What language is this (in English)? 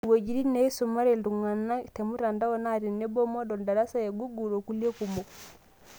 Masai